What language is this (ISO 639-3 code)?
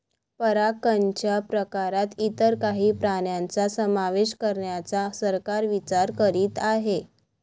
mar